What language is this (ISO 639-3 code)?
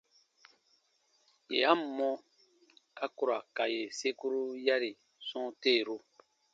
bba